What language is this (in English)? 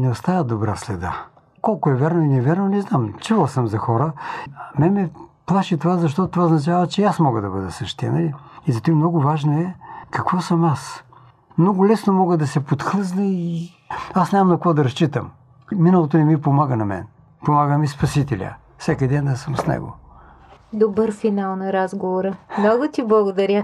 Bulgarian